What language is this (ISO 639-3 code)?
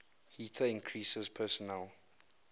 eng